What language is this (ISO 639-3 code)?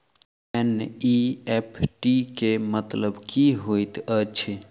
mai